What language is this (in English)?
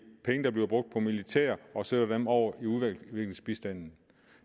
Danish